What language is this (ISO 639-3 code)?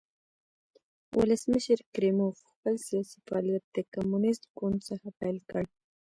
pus